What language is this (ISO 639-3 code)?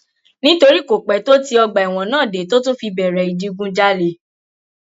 yor